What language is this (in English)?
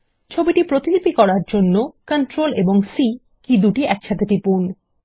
Bangla